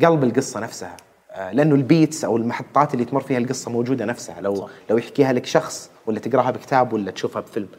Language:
Arabic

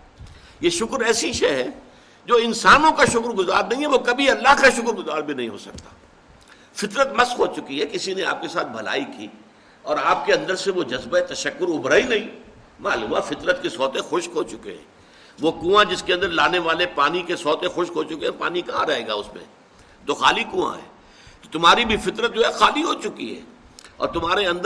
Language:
Urdu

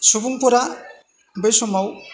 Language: Bodo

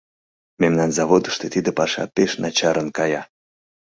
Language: Mari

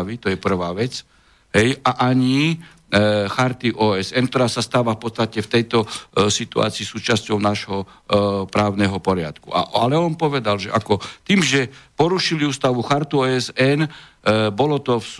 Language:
Slovak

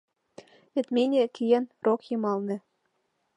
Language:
Mari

